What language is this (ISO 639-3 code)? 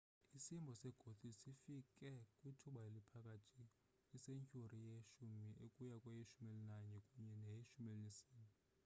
xho